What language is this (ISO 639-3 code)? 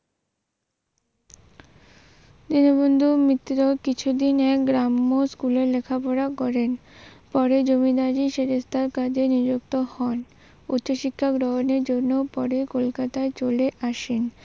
ben